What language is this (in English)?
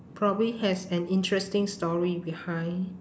English